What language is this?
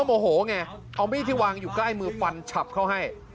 Thai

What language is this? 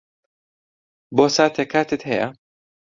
Central Kurdish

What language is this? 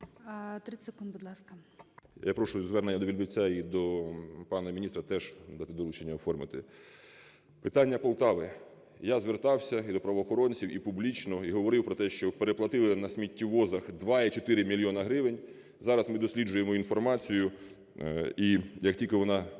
Ukrainian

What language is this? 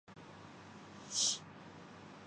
Urdu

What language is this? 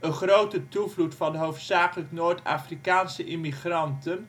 Dutch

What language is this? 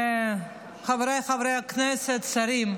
Hebrew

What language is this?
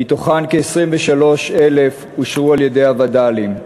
Hebrew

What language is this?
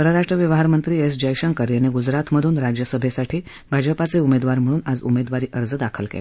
Marathi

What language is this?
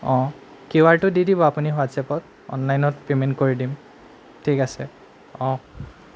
Assamese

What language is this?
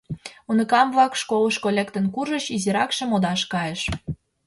Mari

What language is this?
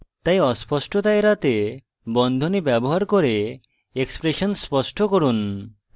Bangla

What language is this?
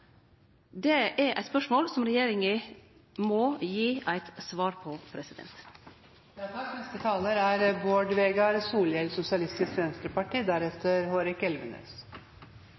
Norwegian Nynorsk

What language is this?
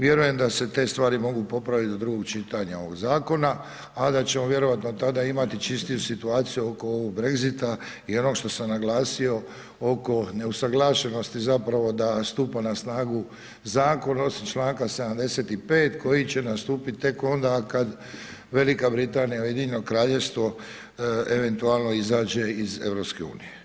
Croatian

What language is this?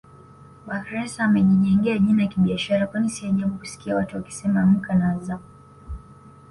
Swahili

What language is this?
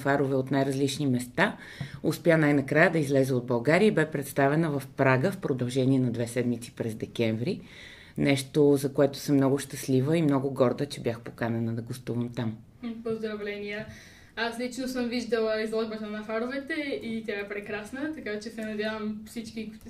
Bulgarian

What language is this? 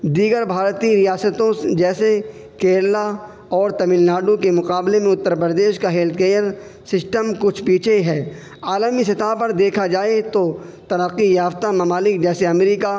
Urdu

